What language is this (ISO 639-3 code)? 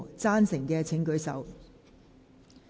yue